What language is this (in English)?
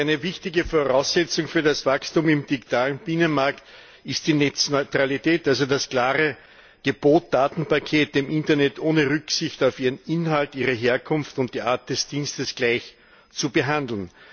German